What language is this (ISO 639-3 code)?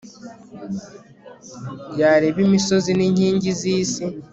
kin